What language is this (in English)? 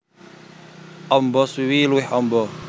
Javanese